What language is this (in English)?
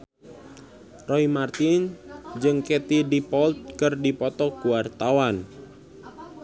Sundanese